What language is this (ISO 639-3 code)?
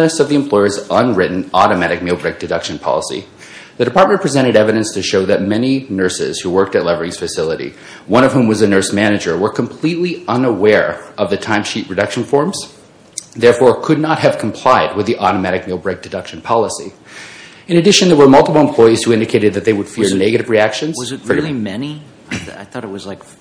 eng